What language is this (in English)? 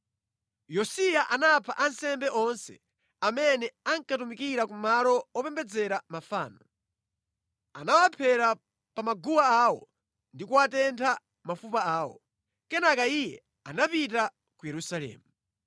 Nyanja